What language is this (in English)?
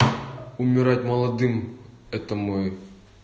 Russian